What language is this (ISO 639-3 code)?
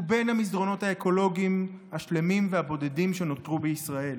heb